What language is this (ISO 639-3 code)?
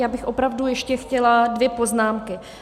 ces